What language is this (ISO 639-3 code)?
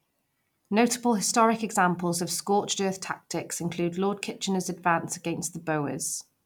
eng